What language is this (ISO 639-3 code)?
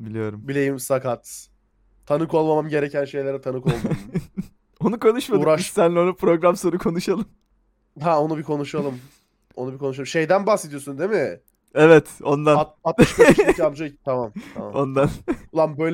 tur